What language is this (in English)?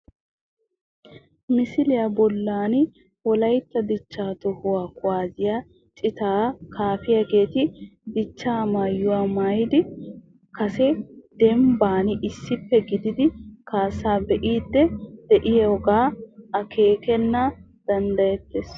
Wolaytta